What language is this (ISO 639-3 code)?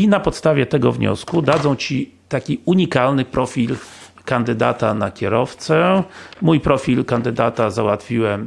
pol